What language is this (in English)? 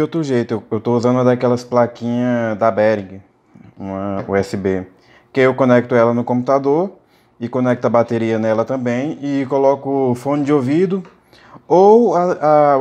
Portuguese